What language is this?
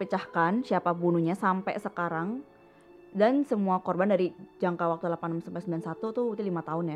Indonesian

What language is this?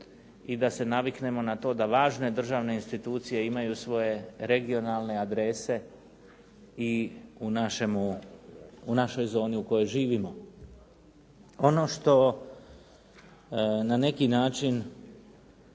Croatian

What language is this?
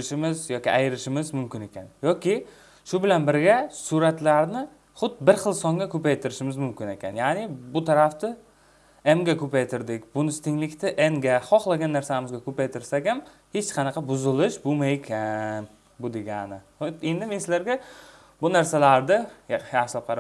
Turkish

